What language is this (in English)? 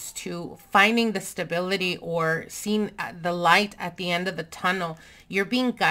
English